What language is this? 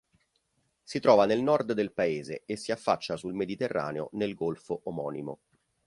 Italian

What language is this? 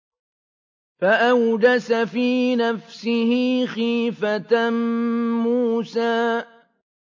Arabic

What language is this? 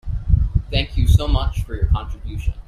English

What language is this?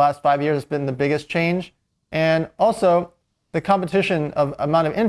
English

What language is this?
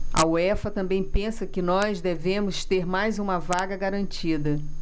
Portuguese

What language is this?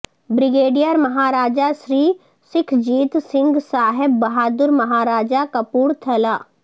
Urdu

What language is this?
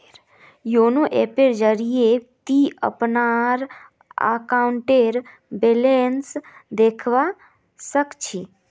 Magahi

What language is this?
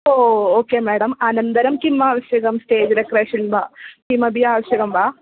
Sanskrit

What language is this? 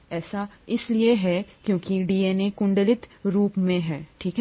Hindi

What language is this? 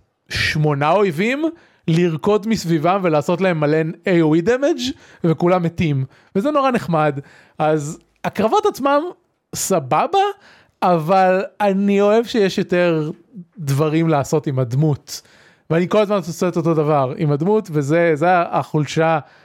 Hebrew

